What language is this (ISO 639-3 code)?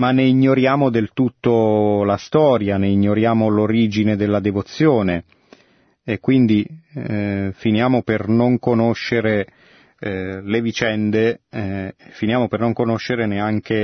ita